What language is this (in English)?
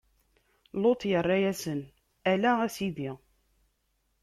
Kabyle